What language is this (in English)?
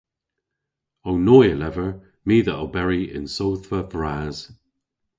Cornish